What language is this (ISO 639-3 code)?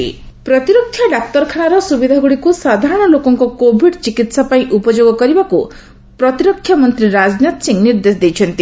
ori